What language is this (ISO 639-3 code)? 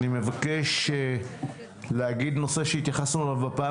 heb